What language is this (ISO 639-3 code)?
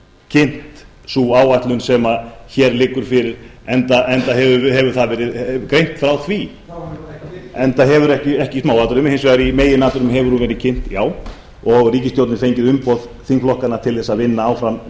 isl